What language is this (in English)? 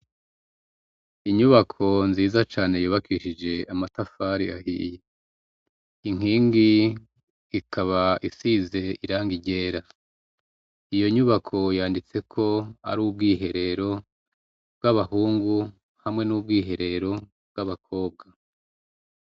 Rundi